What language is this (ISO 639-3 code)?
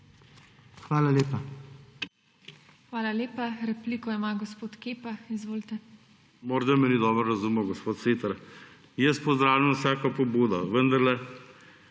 slv